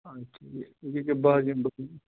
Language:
Kashmiri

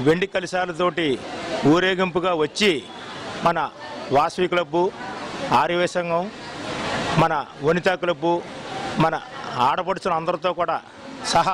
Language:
Arabic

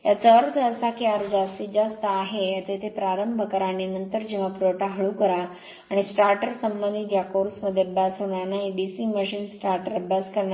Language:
Marathi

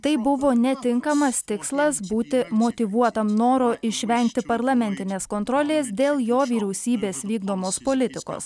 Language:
Lithuanian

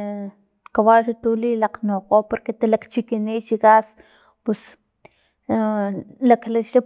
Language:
Filomena Mata-Coahuitlán Totonac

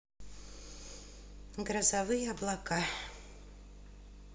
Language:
Russian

